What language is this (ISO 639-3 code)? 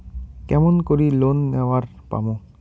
ben